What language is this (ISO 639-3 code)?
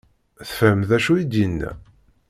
kab